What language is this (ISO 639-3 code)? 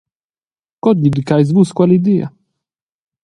roh